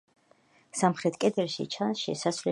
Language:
Georgian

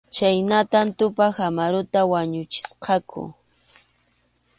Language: Arequipa-La Unión Quechua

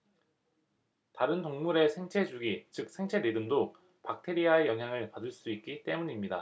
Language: Korean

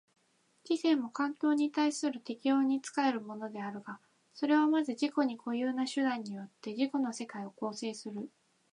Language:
Japanese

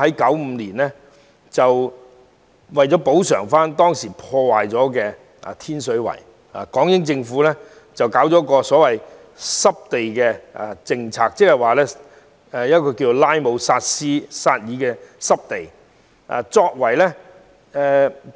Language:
Cantonese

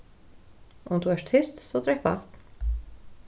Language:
Faroese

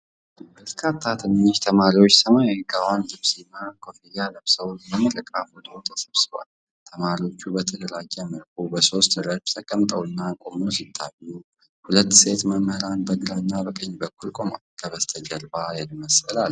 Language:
Amharic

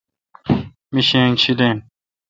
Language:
Kalkoti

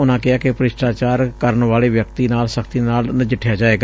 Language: Punjabi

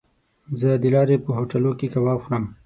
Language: Pashto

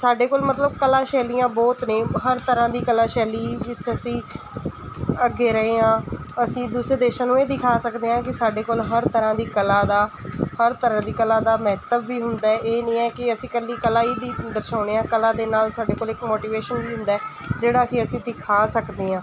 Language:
Punjabi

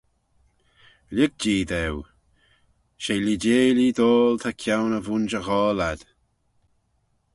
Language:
Manx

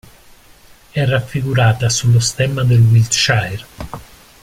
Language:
Italian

